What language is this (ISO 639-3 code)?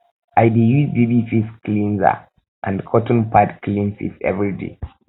pcm